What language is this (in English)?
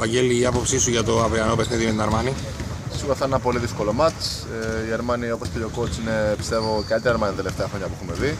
Greek